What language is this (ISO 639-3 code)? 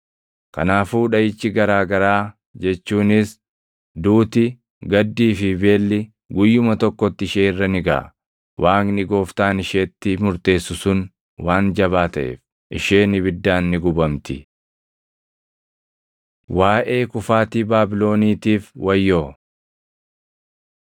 orm